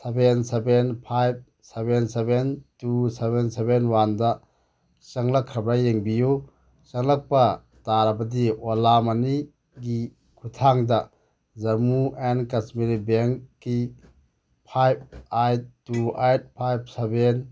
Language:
Manipuri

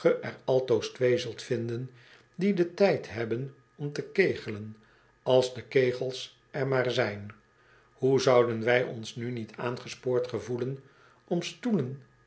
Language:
Dutch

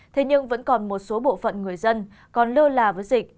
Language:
Vietnamese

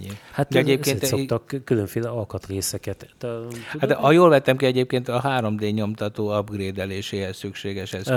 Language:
Hungarian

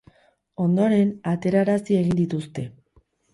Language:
Basque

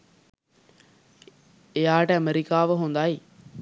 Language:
Sinhala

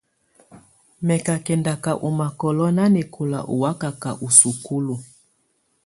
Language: Tunen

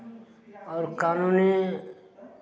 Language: Maithili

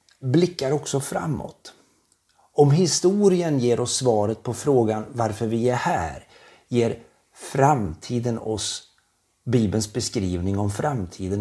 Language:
Swedish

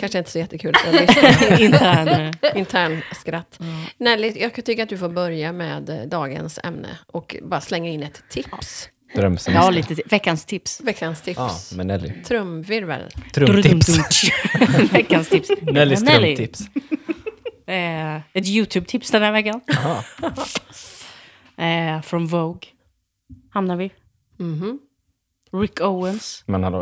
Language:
Swedish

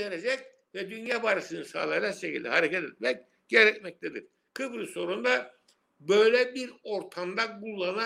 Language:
Turkish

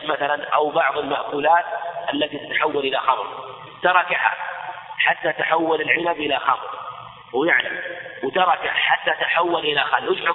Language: Arabic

